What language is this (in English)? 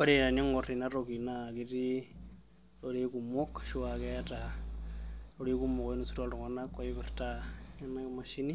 Masai